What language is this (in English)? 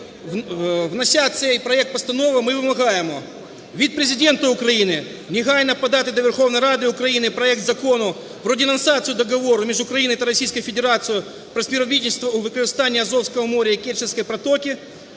Ukrainian